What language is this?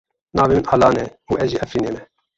Kurdish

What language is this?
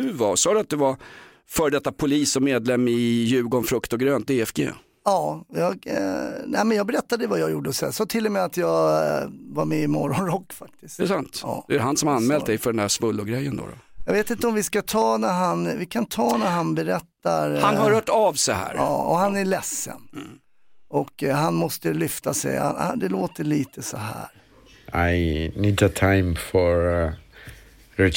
Swedish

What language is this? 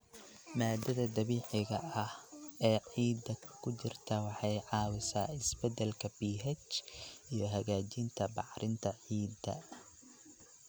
Somali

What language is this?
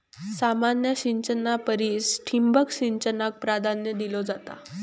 Marathi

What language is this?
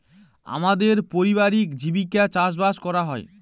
Bangla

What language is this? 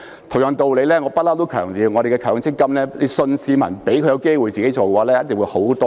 Cantonese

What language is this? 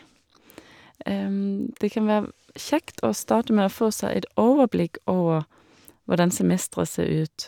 Norwegian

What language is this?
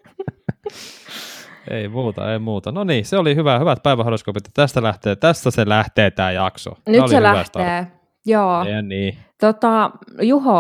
Finnish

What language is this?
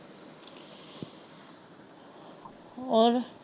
Punjabi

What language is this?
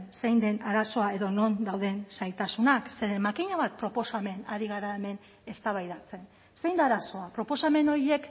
Basque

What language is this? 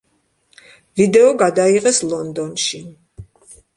Georgian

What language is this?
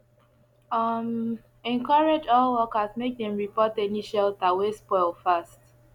Nigerian Pidgin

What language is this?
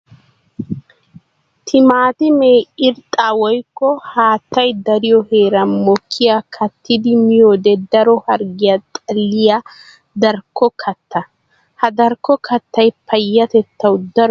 Wolaytta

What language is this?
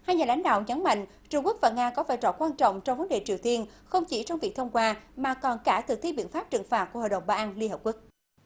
Vietnamese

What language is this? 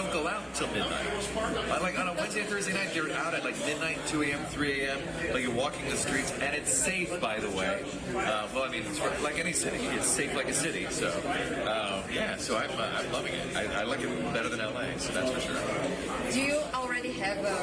Portuguese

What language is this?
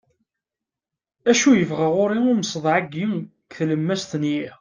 Kabyle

